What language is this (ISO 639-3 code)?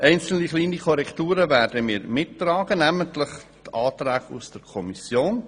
gsw